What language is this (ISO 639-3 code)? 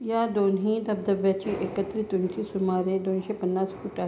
mar